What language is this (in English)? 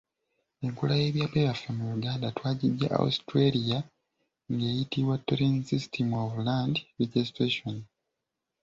Ganda